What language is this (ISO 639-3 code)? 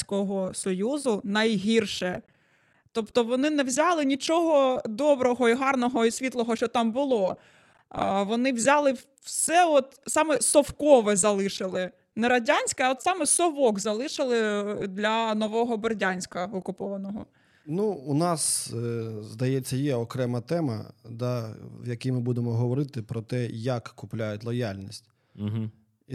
ukr